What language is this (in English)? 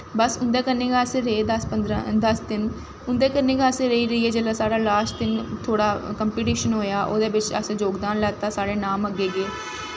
Dogri